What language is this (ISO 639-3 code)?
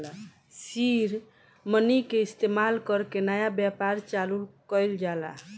bho